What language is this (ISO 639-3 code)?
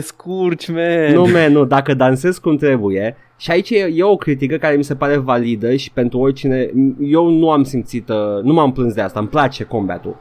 ron